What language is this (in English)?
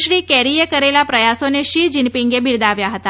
Gujarati